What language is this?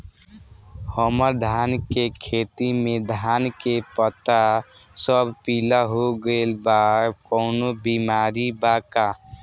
Bhojpuri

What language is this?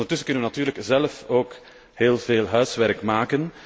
Dutch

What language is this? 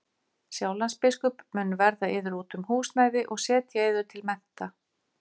Icelandic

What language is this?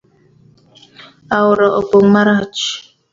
Luo (Kenya and Tanzania)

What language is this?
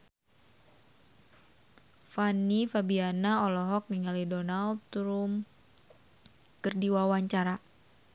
Sundanese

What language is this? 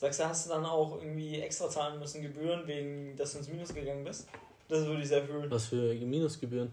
German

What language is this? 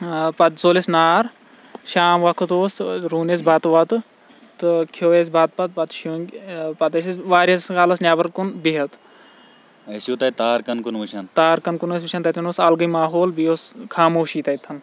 Kashmiri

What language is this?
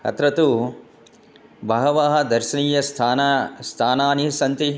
Sanskrit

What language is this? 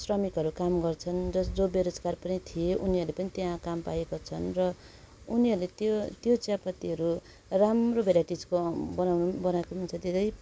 Nepali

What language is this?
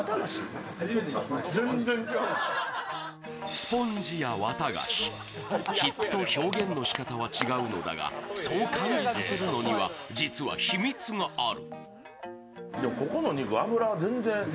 Japanese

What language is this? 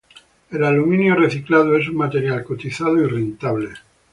Spanish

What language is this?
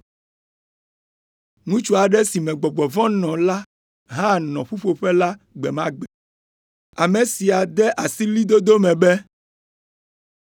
Ewe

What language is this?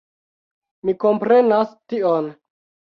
Esperanto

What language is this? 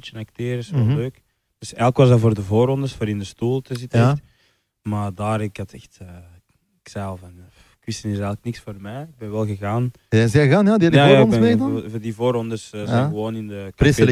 Dutch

